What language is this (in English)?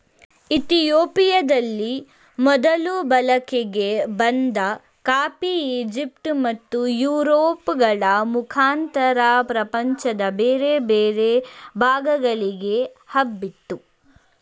Kannada